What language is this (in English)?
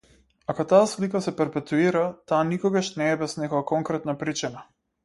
Macedonian